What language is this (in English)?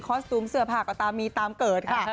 Thai